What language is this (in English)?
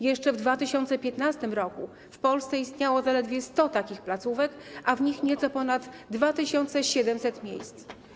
Polish